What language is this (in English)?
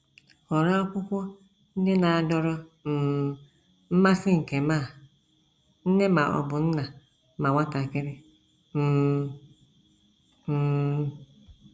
Igbo